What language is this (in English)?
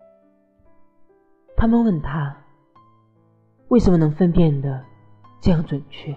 Chinese